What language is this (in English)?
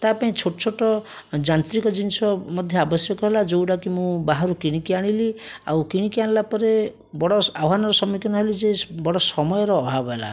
Odia